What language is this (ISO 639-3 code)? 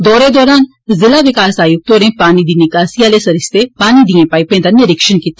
doi